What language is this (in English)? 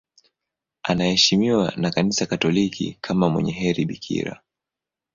Swahili